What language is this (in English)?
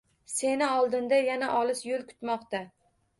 Uzbek